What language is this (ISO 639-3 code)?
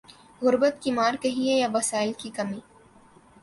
urd